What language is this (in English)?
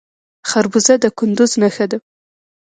Pashto